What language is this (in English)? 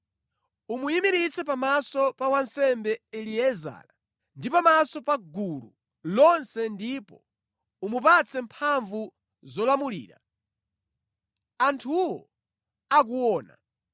Nyanja